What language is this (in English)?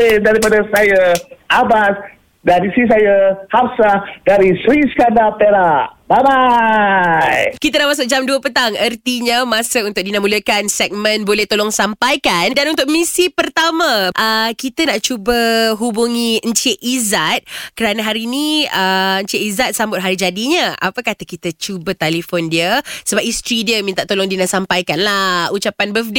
Malay